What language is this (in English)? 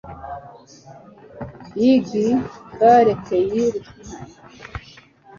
Kinyarwanda